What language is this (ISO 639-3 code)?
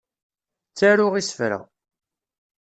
kab